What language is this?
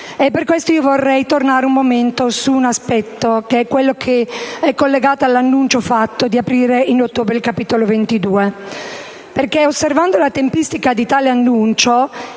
Italian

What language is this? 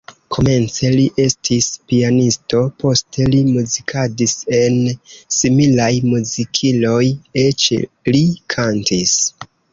Esperanto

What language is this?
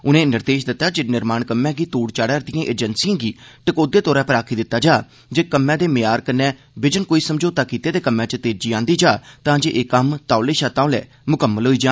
Dogri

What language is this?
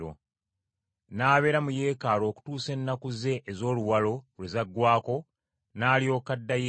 Ganda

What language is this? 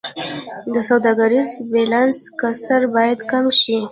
Pashto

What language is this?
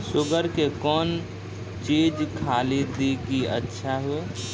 Maithili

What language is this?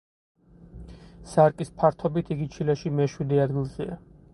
Georgian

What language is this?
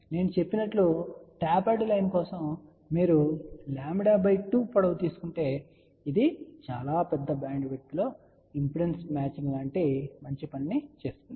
Telugu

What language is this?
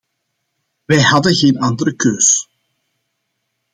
Dutch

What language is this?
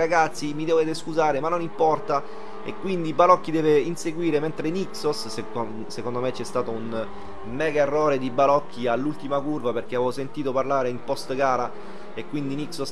Italian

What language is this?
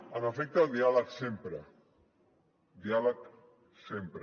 Catalan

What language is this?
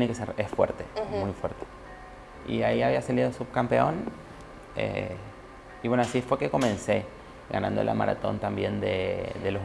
Spanish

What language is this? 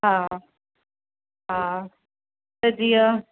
Sindhi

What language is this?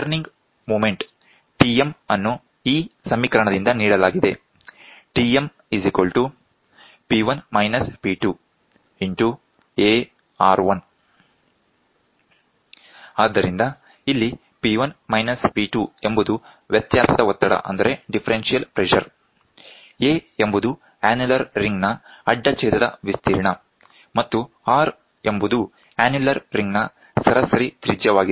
Kannada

